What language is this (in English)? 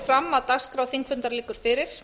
Icelandic